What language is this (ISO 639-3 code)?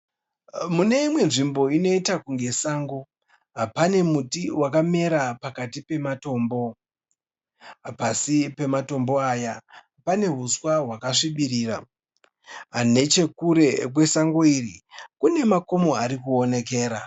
sna